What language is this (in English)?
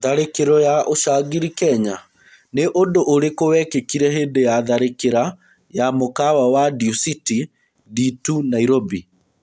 Kikuyu